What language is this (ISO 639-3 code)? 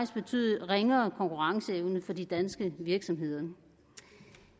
dan